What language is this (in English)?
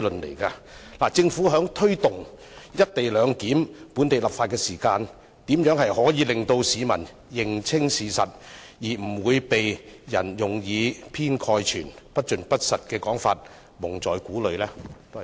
Cantonese